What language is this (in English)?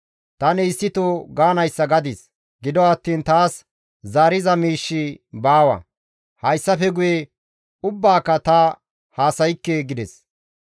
Gamo